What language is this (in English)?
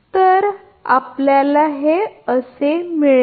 Marathi